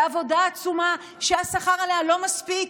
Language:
Hebrew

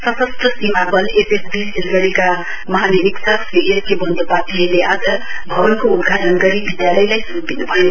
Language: Nepali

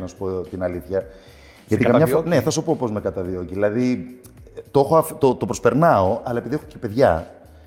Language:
Greek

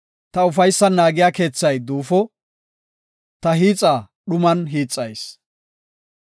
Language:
Gofa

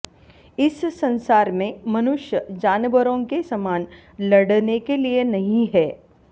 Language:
Sanskrit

